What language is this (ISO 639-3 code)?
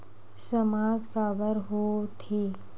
hne